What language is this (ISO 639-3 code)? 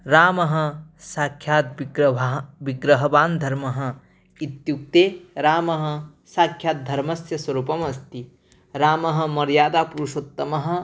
san